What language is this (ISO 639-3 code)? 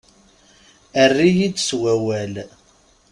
kab